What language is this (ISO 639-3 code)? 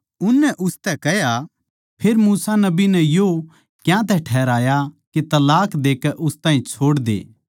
bgc